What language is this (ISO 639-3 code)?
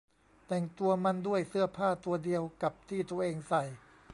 tha